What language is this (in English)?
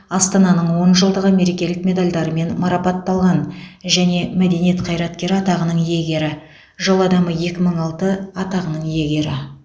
Kazakh